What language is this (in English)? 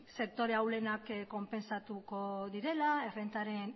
Basque